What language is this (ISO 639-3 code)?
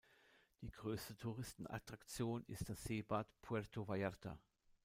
deu